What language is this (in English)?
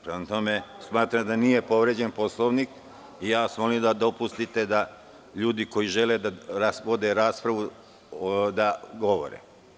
Serbian